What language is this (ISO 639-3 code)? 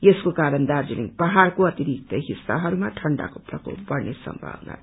nep